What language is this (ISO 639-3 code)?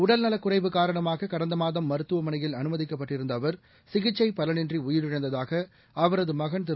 tam